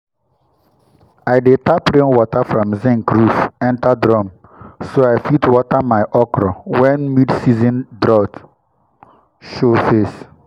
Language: Nigerian Pidgin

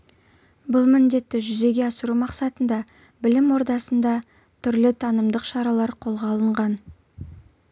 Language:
Kazakh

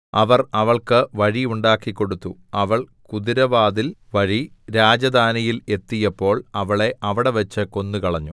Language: Malayalam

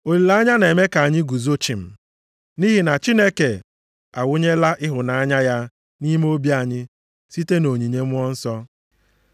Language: Igbo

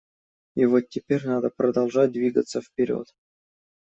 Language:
Russian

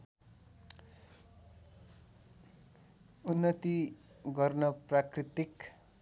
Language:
Nepali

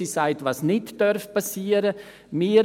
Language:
Swiss German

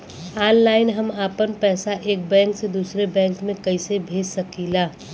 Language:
Bhojpuri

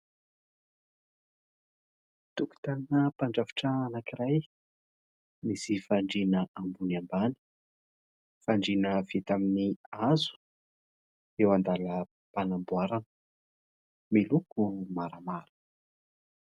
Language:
Malagasy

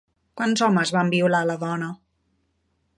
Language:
Catalan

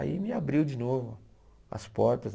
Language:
Portuguese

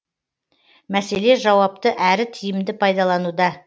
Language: Kazakh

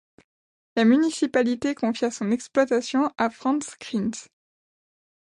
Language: French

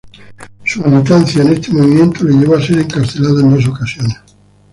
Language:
Spanish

